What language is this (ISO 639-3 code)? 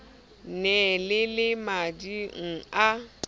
sot